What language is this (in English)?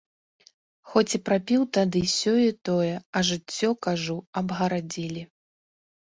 Belarusian